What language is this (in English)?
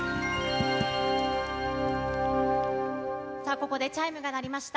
Japanese